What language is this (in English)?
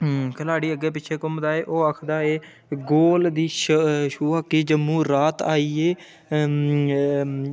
Dogri